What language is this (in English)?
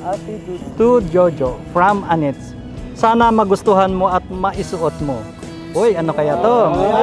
Filipino